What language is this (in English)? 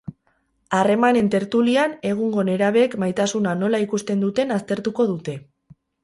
Basque